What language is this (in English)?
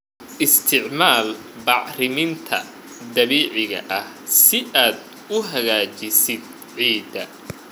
Somali